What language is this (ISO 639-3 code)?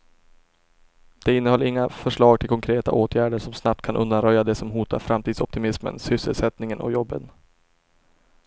swe